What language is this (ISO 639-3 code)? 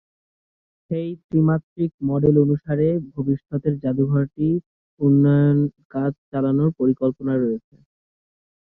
ben